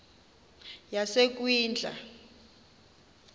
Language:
Xhosa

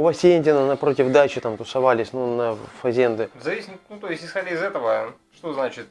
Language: Russian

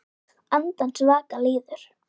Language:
Icelandic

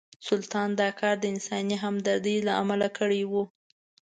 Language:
Pashto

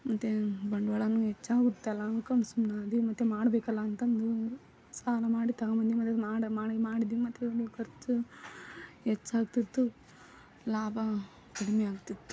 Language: Kannada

